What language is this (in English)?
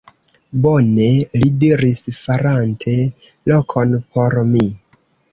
Esperanto